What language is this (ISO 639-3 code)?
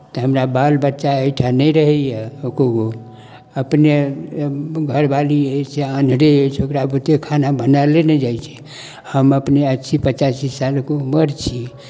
mai